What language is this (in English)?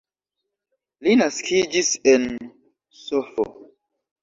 Esperanto